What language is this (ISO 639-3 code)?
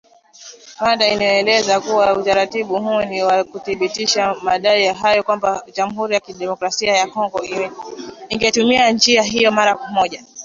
swa